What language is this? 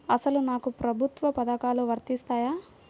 Telugu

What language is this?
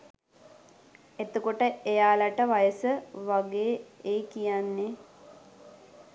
Sinhala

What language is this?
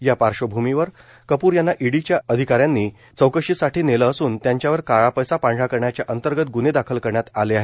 Marathi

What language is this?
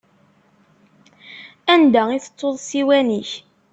Kabyle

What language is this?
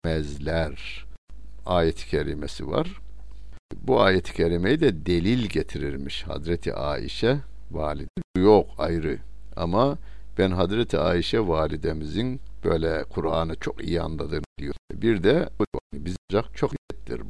Turkish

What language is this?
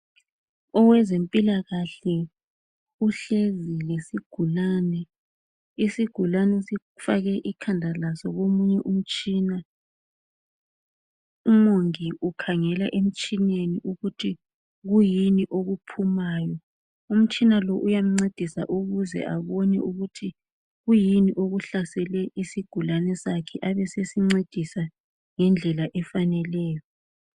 North Ndebele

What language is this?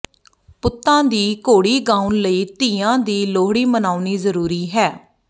Punjabi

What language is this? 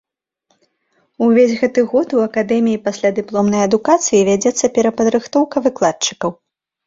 Belarusian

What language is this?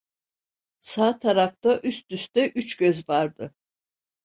Turkish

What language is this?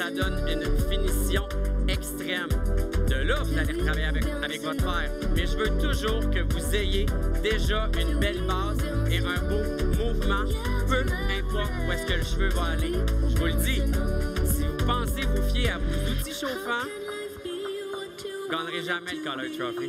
French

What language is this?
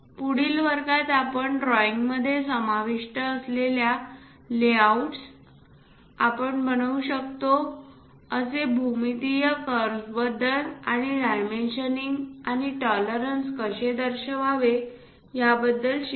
Marathi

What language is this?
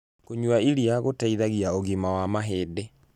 Kikuyu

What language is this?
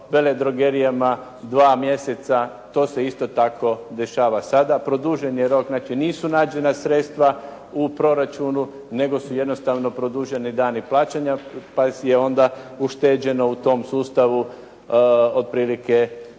Croatian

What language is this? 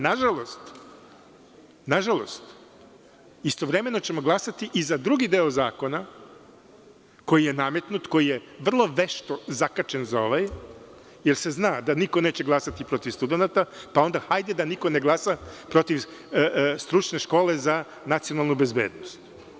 Serbian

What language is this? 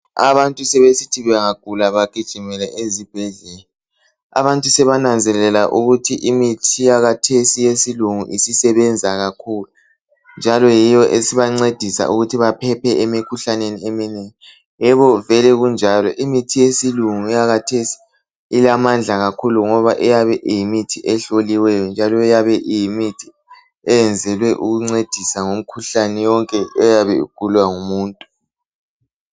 North Ndebele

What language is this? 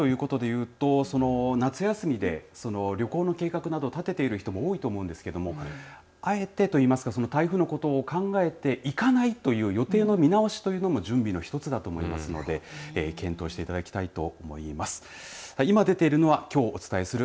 Japanese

